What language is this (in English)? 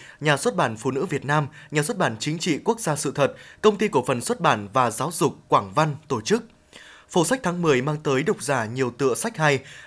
Vietnamese